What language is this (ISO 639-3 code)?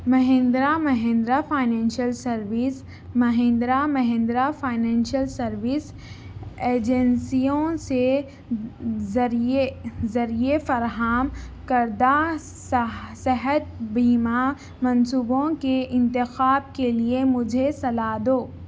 urd